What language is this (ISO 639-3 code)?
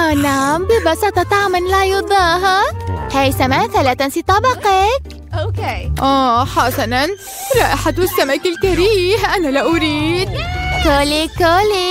ara